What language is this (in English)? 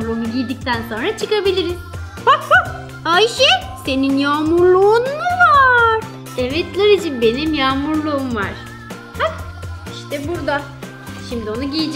Turkish